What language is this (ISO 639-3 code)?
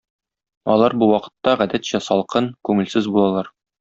tat